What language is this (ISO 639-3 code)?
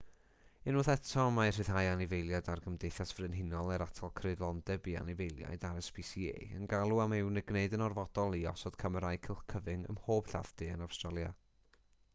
cym